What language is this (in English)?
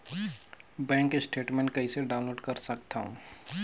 Chhattisgarhi